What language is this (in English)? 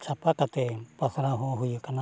Santali